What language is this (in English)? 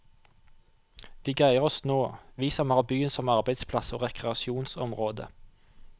Norwegian